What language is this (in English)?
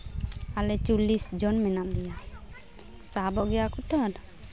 Santali